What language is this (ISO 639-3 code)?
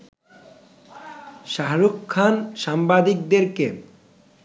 ben